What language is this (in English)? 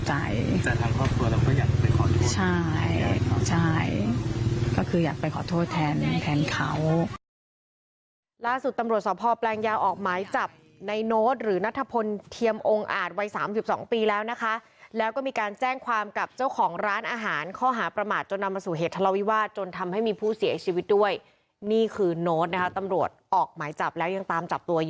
Thai